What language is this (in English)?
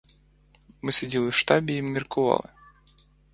Ukrainian